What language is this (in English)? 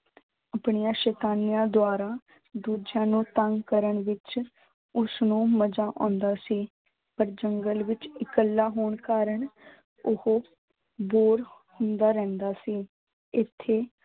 Punjabi